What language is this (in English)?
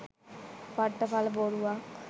Sinhala